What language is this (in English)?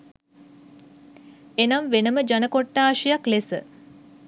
Sinhala